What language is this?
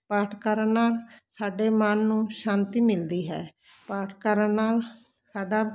Punjabi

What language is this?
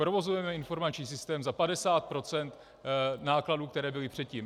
Czech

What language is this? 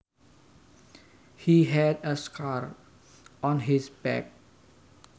Javanese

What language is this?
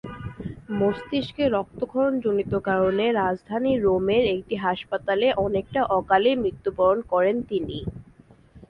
Bangla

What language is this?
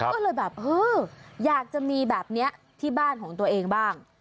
Thai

